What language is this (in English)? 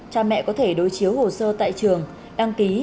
Vietnamese